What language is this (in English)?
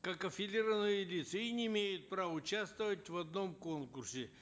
Kazakh